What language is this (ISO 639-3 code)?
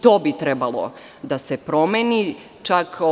srp